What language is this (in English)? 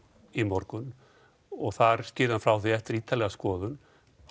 Icelandic